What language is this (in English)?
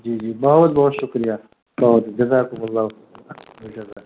Urdu